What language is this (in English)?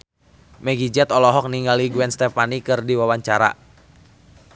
Sundanese